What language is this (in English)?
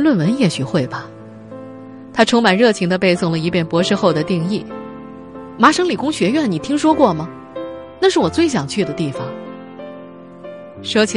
Chinese